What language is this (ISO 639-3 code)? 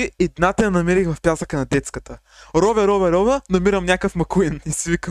bul